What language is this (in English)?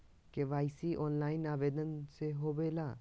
Magahi